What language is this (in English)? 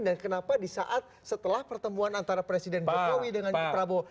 Indonesian